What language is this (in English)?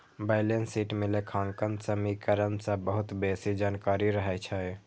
Maithili